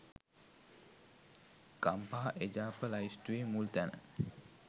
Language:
Sinhala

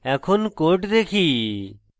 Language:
Bangla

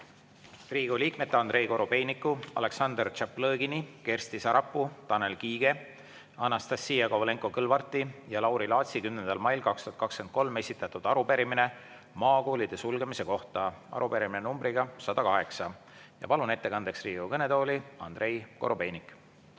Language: Estonian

